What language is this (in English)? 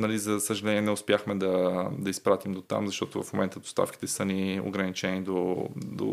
Bulgarian